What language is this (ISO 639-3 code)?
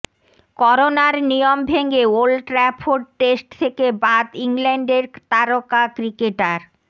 ben